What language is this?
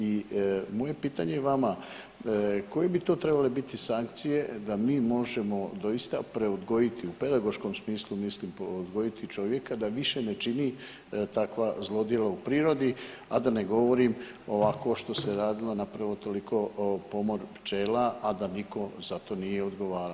Croatian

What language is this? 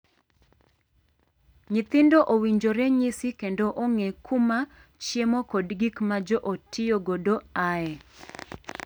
Luo (Kenya and Tanzania)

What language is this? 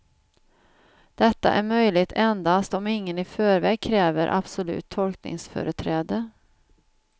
Swedish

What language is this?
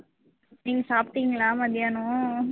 Tamil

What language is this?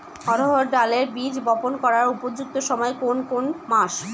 Bangla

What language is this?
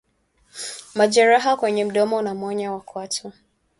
Swahili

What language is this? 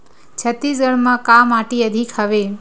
Chhattisgarhi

